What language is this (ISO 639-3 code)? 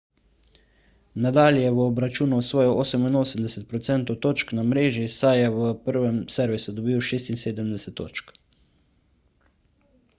slv